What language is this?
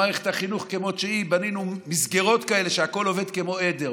Hebrew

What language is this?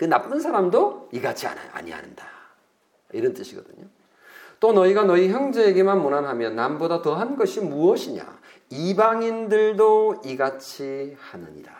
Korean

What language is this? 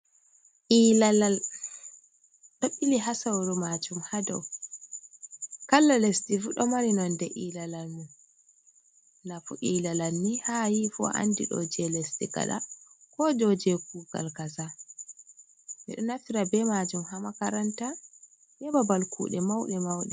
Fula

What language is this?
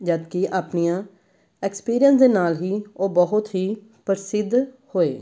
Punjabi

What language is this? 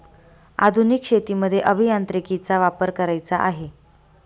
Marathi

